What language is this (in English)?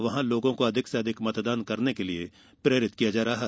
Hindi